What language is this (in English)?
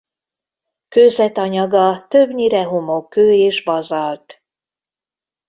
Hungarian